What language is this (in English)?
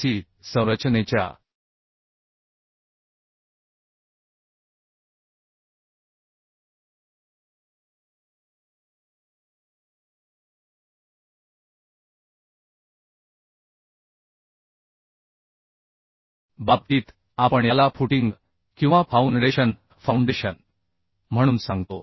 Marathi